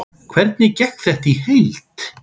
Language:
Icelandic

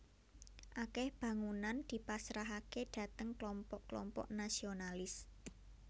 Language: Javanese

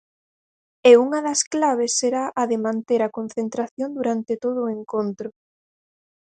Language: Galician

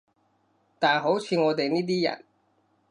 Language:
Cantonese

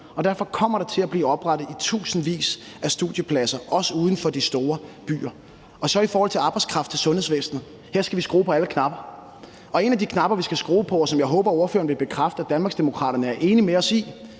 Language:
Danish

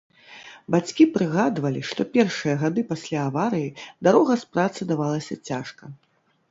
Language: Belarusian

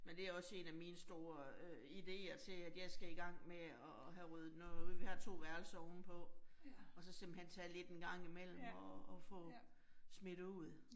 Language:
Danish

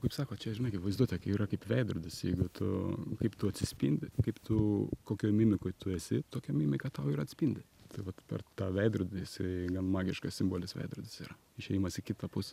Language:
Lithuanian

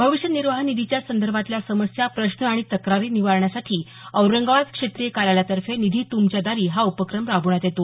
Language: Marathi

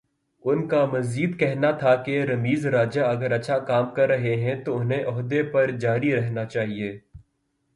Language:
Urdu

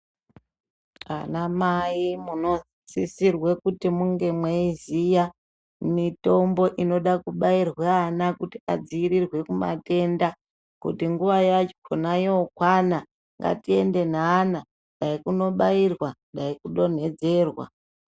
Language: Ndau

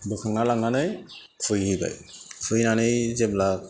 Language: Bodo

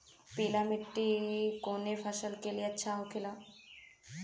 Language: Bhojpuri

